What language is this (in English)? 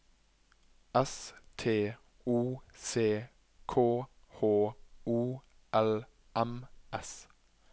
Norwegian